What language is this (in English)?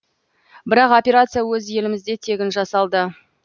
Kazakh